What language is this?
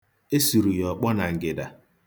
Igbo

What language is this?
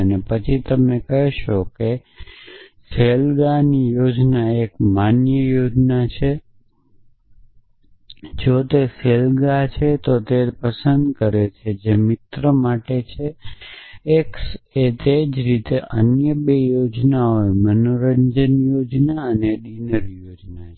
Gujarati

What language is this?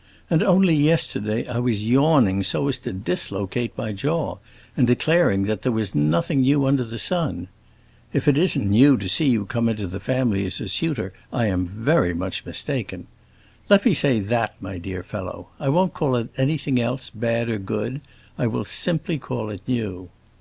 English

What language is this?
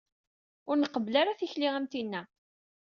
Kabyle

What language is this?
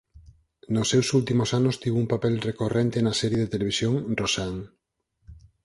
Galician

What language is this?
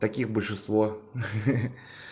Russian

